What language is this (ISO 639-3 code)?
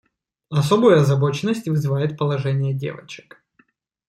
rus